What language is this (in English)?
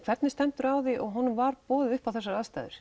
Icelandic